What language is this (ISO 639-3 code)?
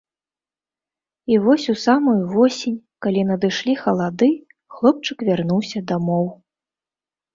bel